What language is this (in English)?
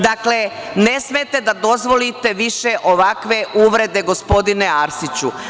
Serbian